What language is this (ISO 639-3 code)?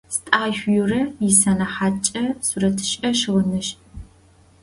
ady